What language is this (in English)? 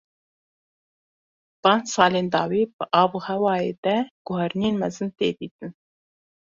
Kurdish